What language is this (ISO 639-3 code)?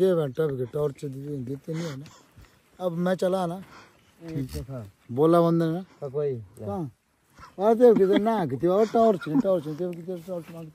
hin